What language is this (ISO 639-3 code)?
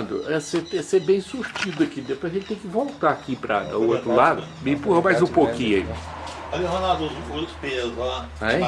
por